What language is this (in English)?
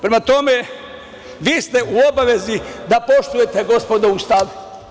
Serbian